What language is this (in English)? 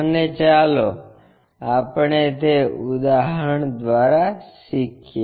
Gujarati